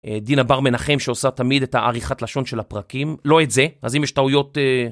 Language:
Hebrew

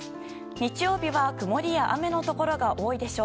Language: Japanese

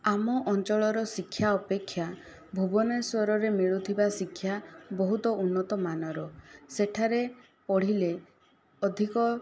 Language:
Odia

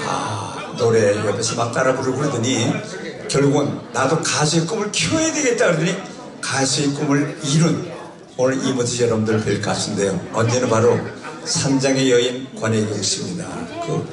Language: Korean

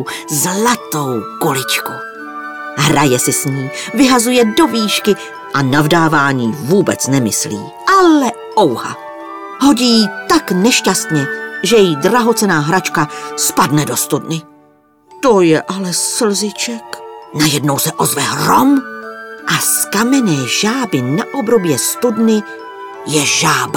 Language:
Czech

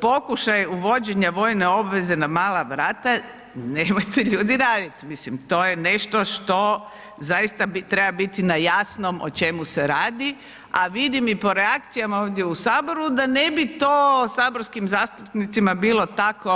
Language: Croatian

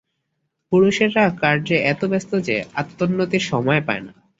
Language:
Bangla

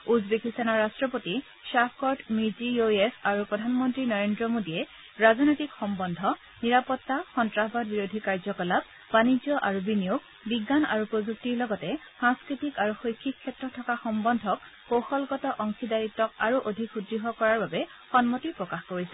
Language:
Assamese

